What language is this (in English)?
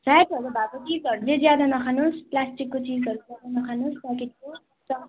Nepali